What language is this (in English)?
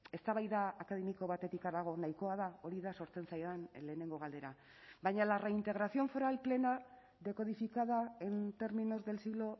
Basque